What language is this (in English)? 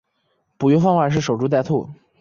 Chinese